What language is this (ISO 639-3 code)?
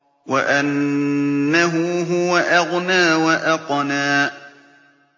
ara